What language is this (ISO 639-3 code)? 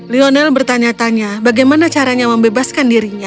ind